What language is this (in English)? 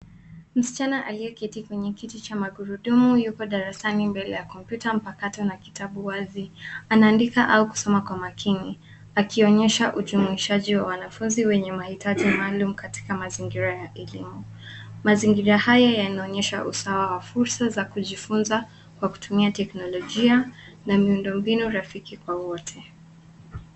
Swahili